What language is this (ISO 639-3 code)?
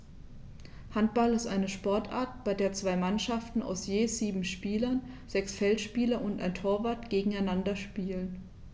deu